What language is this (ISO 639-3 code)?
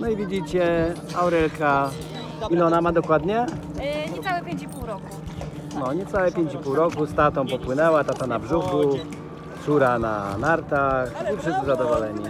pol